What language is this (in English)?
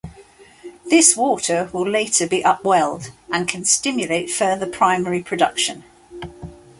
English